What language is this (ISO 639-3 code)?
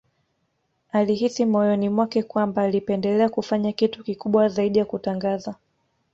swa